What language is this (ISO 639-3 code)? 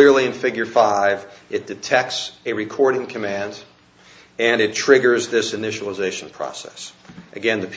eng